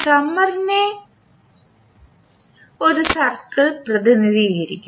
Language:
Malayalam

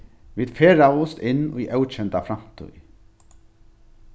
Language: Faroese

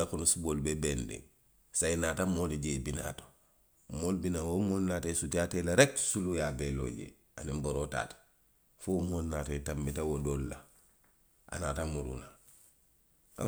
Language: Western Maninkakan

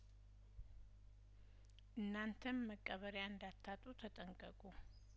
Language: Amharic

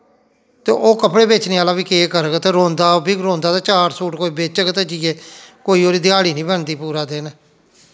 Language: Dogri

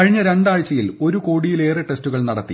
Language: Malayalam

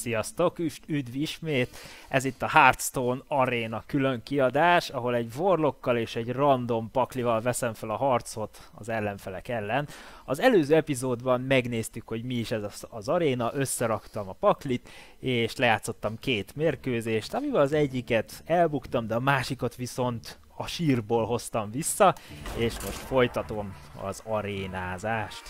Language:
Hungarian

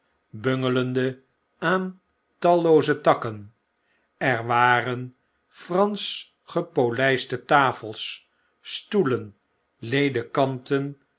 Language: Dutch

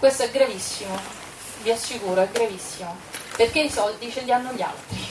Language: Italian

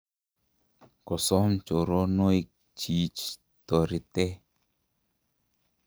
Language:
Kalenjin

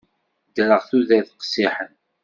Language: Kabyle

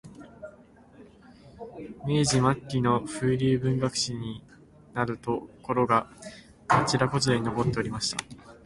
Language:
Japanese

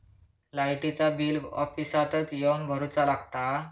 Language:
Marathi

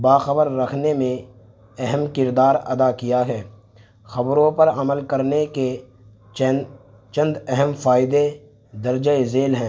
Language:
Urdu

